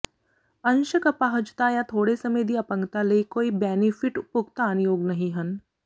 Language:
Punjabi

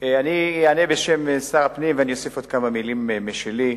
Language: Hebrew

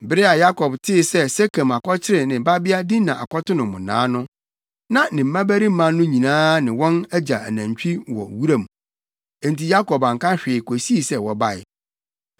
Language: Akan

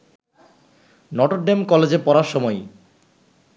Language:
Bangla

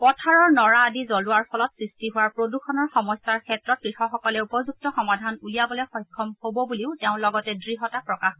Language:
Assamese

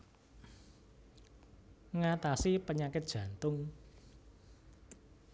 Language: Javanese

